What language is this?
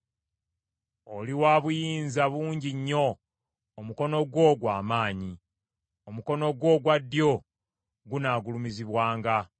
Ganda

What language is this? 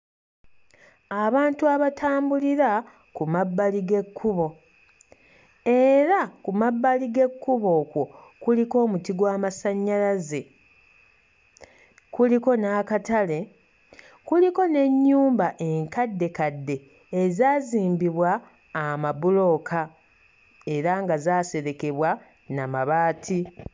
Ganda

